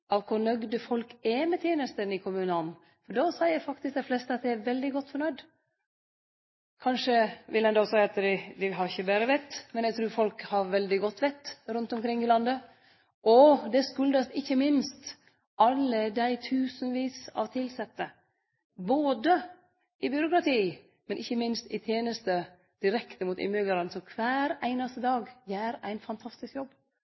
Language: Norwegian Nynorsk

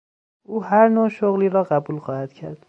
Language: Persian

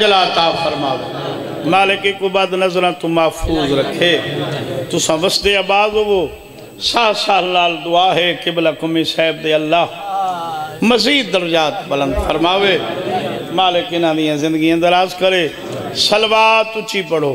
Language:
Arabic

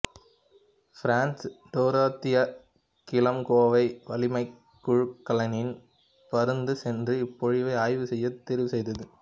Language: Tamil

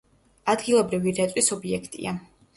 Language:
Georgian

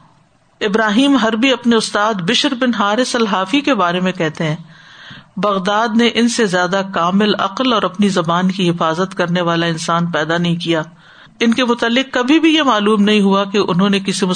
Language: Urdu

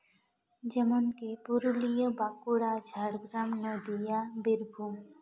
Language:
Santali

